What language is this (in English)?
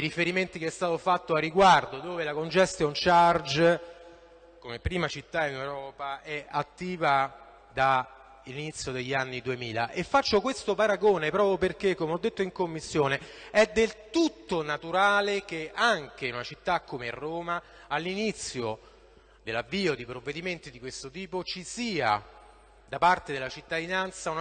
Italian